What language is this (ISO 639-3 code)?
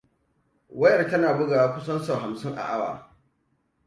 hau